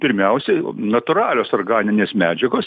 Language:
Lithuanian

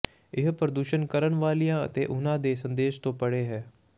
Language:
Punjabi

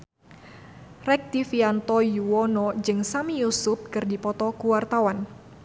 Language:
Sundanese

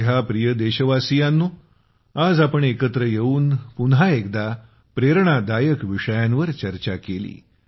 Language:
Marathi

